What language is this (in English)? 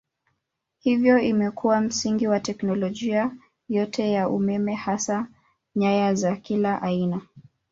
Swahili